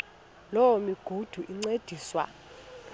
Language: Xhosa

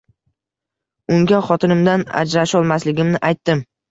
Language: Uzbek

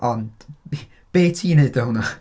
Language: Welsh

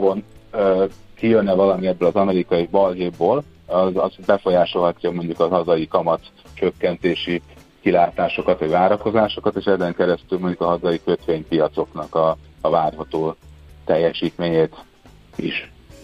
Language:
Hungarian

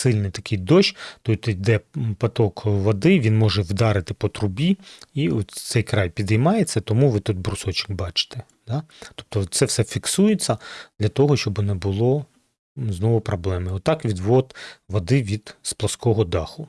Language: Ukrainian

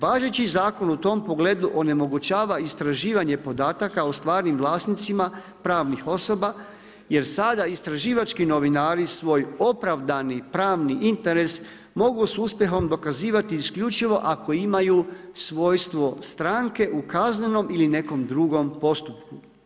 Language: Croatian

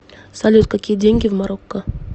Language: Russian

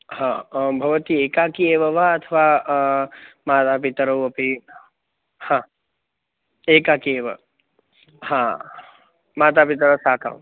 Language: Sanskrit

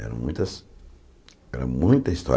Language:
Portuguese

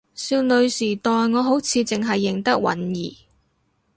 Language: Cantonese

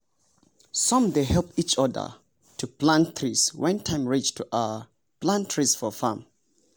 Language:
Nigerian Pidgin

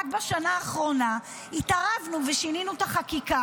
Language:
Hebrew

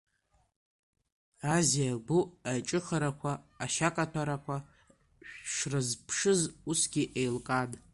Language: Abkhazian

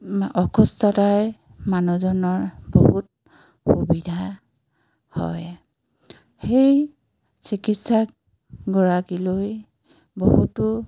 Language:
Assamese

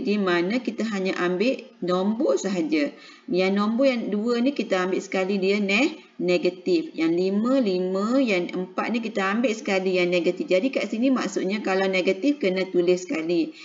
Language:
Malay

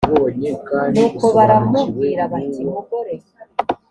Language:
Kinyarwanda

